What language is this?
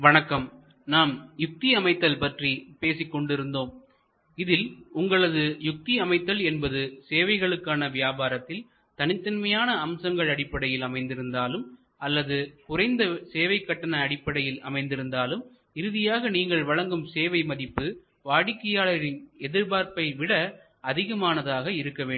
Tamil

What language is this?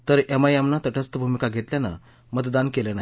Marathi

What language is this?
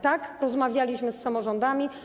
Polish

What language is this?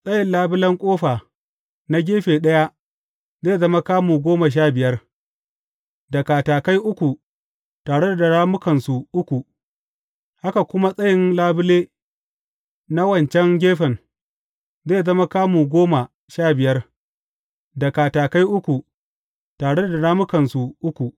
Hausa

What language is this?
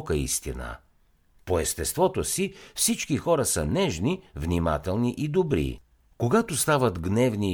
Bulgarian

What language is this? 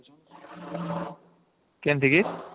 Odia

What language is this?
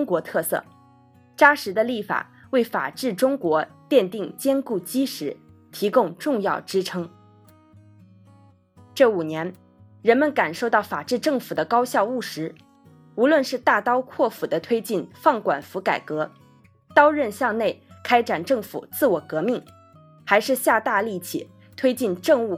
Chinese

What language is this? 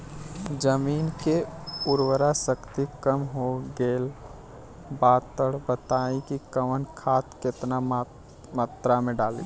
Bhojpuri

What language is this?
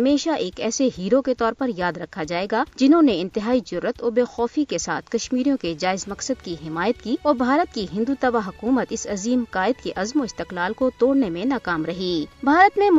Urdu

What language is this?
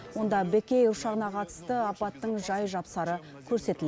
Kazakh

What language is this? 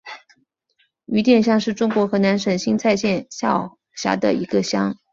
Chinese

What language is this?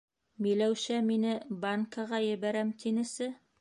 Bashkir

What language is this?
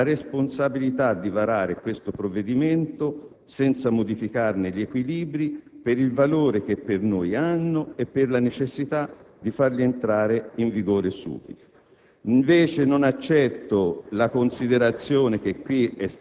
Italian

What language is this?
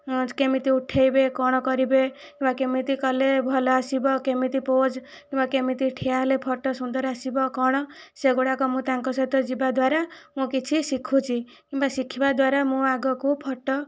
Odia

